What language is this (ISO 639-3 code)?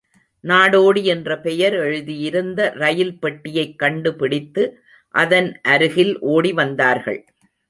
tam